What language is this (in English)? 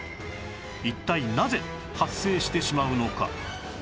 Japanese